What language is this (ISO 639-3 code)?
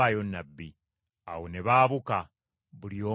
lug